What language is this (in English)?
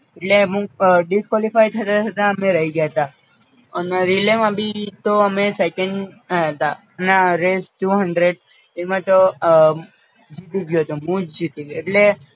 Gujarati